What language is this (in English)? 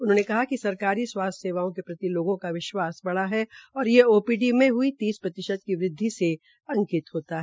Hindi